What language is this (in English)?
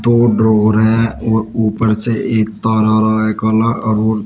Hindi